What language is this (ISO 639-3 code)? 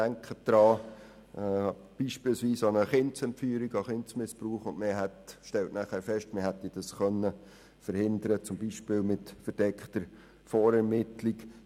gsw